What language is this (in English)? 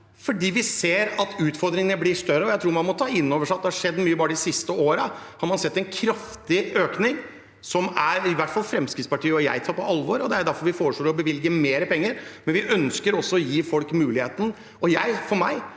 Norwegian